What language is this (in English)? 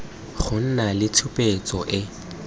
Tswana